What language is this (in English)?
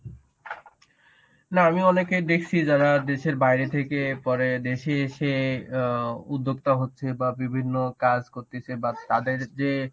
Bangla